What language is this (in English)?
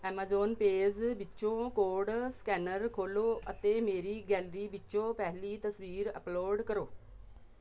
Punjabi